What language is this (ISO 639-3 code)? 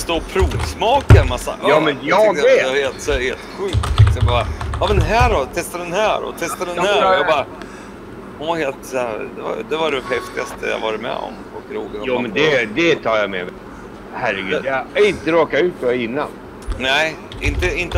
swe